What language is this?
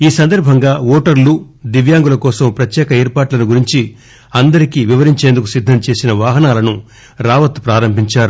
Telugu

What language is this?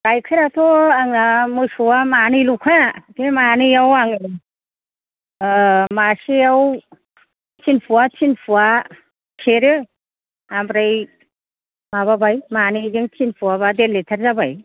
Bodo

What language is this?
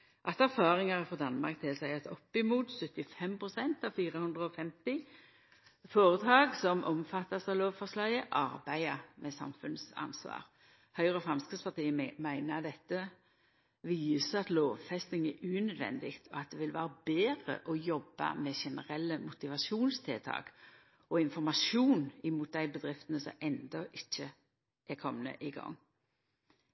Norwegian Nynorsk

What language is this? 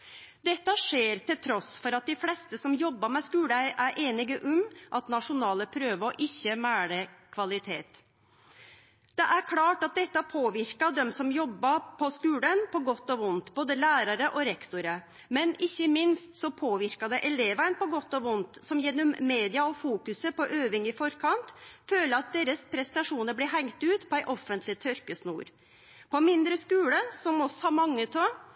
Norwegian Nynorsk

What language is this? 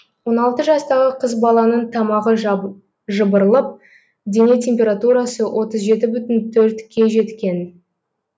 Kazakh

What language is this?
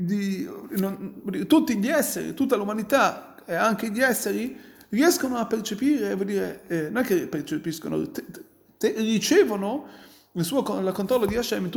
Italian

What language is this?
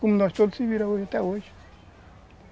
Portuguese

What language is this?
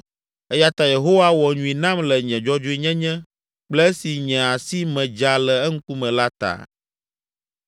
Ewe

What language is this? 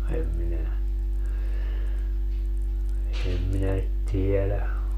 Finnish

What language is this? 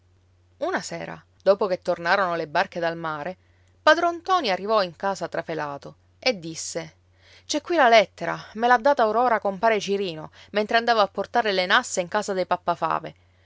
Italian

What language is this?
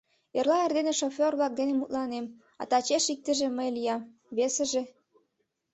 Mari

